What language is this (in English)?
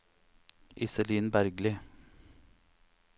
Norwegian